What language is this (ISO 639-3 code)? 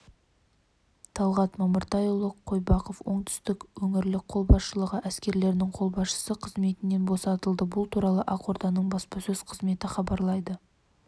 kaz